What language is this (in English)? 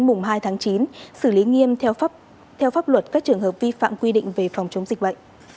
Vietnamese